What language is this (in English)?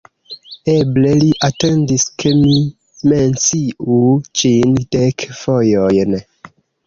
Esperanto